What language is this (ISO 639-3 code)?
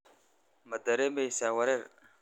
som